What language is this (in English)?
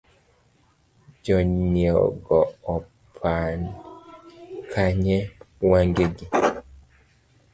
Luo (Kenya and Tanzania)